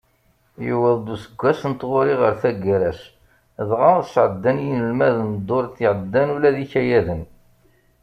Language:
Kabyle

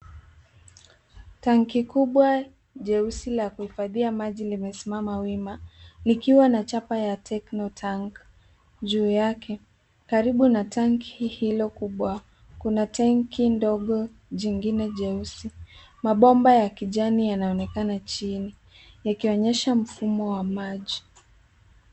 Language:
Swahili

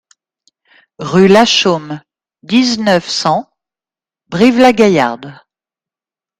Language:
French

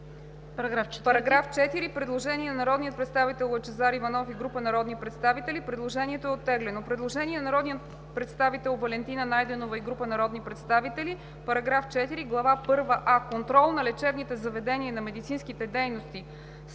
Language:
Bulgarian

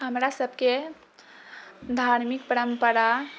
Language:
Maithili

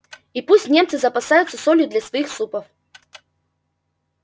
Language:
Russian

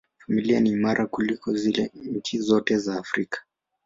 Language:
Swahili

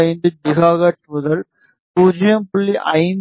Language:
Tamil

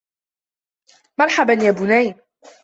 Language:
Arabic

